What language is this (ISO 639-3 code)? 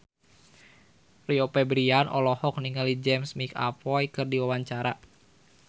sun